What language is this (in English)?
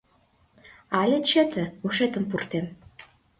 Mari